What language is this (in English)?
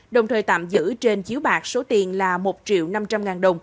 Vietnamese